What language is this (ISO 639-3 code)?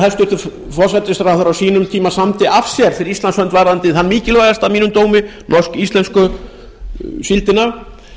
isl